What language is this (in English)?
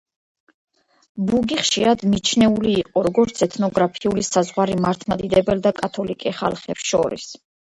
Georgian